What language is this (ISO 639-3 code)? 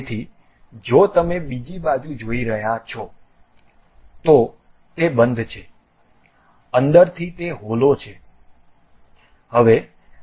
guj